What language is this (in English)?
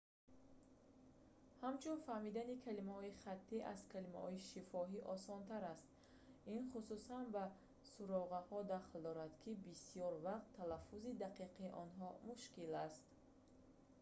Tajik